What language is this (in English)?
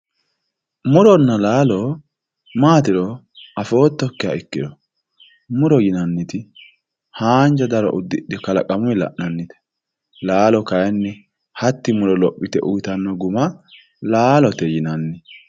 Sidamo